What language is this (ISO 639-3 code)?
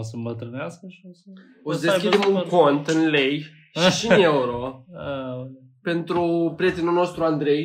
ron